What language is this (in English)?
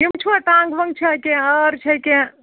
Kashmiri